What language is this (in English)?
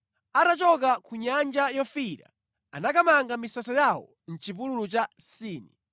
Nyanja